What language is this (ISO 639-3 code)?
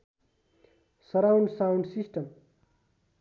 nep